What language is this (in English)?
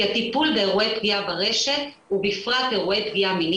Hebrew